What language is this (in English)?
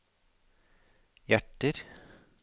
Norwegian